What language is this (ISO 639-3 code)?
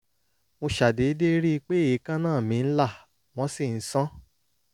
yor